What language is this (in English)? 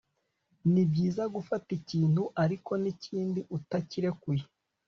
Kinyarwanda